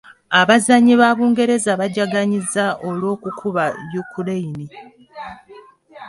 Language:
Ganda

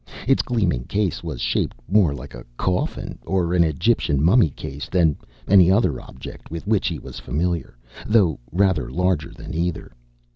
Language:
English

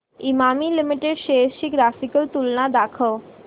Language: Marathi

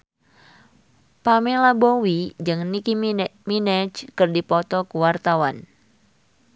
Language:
Sundanese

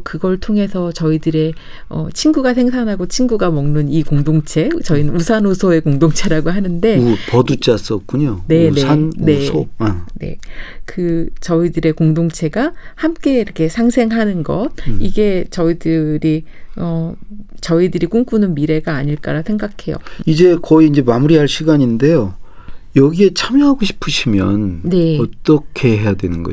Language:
Korean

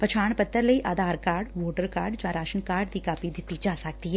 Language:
Punjabi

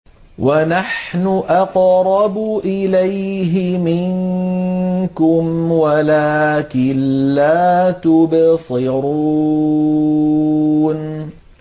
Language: Arabic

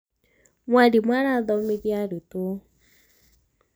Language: Kikuyu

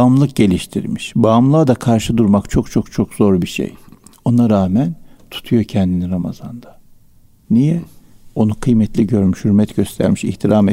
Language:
Turkish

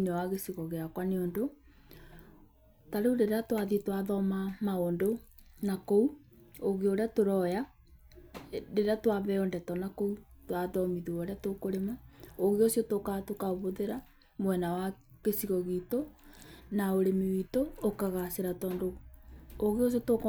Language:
Kikuyu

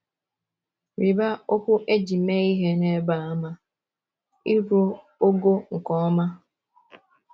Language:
Igbo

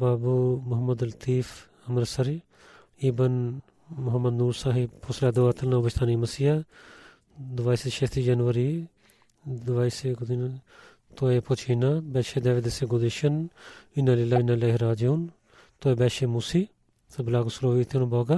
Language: Bulgarian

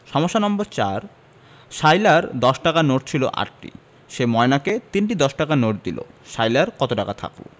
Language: Bangla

